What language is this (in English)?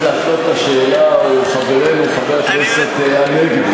Hebrew